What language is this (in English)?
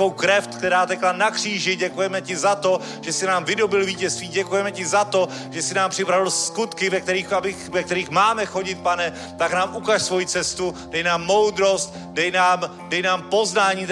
Czech